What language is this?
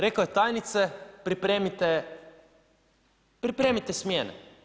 Croatian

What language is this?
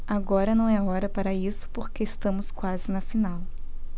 Portuguese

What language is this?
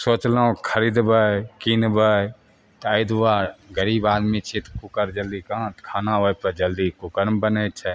Maithili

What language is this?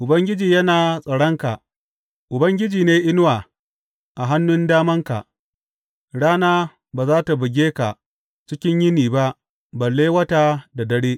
Hausa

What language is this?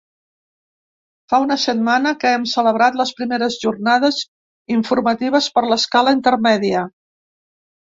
Catalan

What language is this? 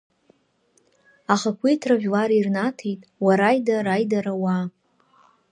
Abkhazian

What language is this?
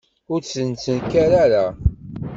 Kabyle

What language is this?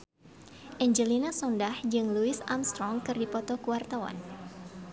Sundanese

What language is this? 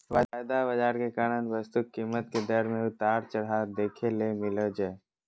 Magahi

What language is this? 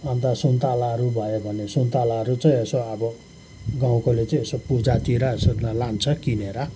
Nepali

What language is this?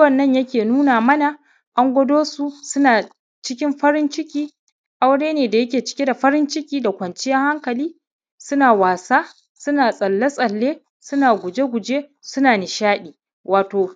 Hausa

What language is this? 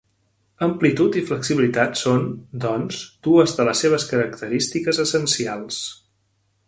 Catalan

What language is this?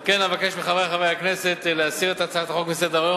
Hebrew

